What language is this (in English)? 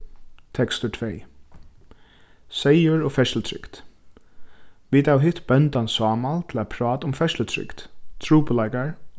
Faroese